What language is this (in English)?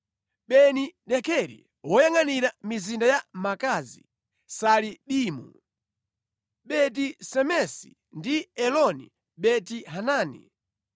Nyanja